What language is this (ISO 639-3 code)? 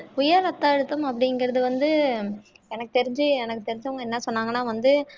tam